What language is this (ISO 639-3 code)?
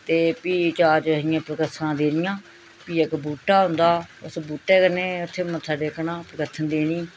doi